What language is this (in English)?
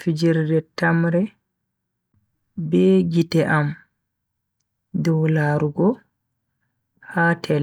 Bagirmi Fulfulde